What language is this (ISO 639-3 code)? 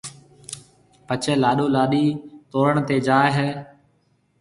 mve